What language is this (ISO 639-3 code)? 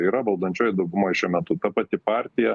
lit